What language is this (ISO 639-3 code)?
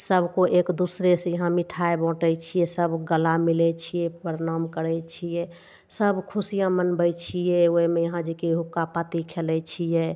mai